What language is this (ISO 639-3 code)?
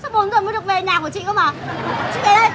vie